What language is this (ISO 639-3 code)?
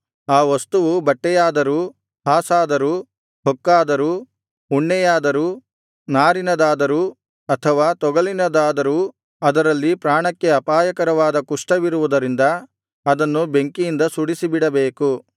kan